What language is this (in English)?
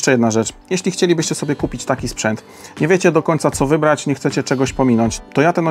Polish